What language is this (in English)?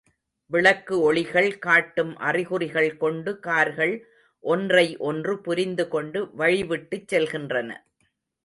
Tamil